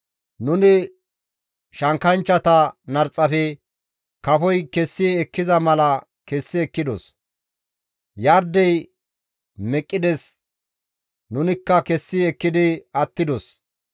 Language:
Gamo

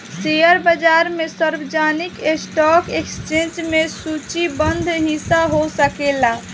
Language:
Bhojpuri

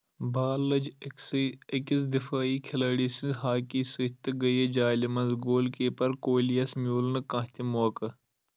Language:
Kashmiri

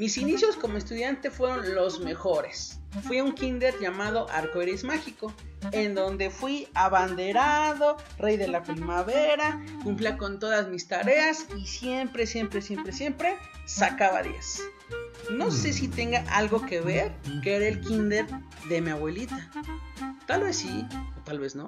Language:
Spanish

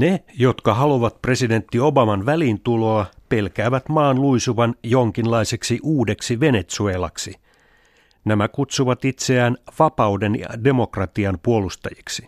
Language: Finnish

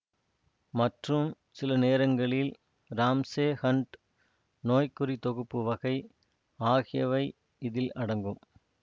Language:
Tamil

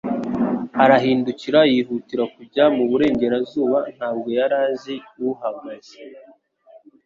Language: Kinyarwanda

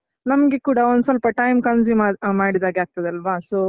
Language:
Kannada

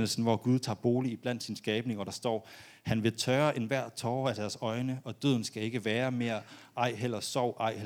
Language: Danish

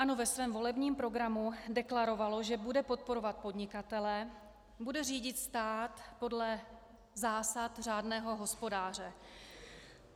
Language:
Czech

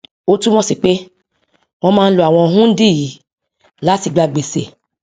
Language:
Yoruba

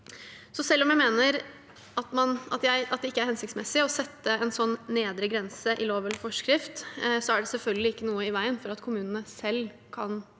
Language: Norwegian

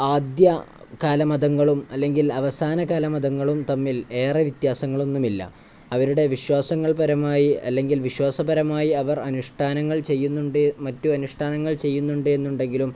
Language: Malayalam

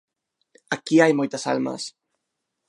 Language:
Galician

